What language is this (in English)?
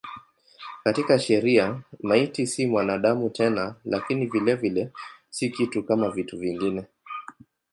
Swahili